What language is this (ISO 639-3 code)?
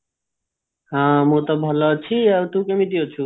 ori